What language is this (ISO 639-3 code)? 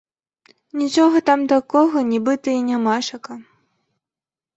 bel